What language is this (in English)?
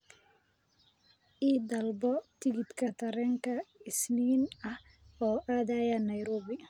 Somali